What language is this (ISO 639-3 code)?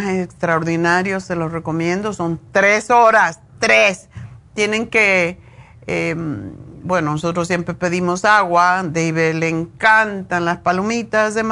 spa